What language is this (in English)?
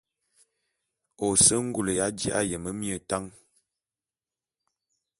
Bulu